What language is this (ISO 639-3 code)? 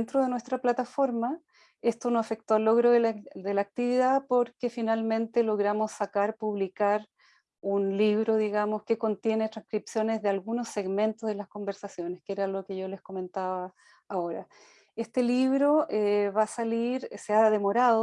spa